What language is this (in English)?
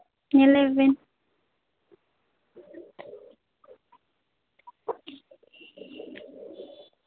Santali